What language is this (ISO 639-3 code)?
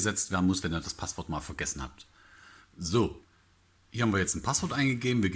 deu